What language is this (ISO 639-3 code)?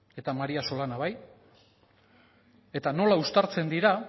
eus